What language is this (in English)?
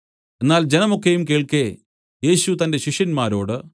Malayalam